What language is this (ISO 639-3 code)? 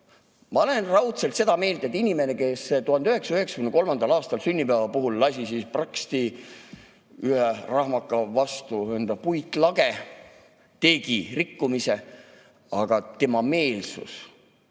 est